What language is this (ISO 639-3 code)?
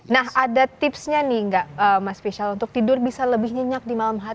ind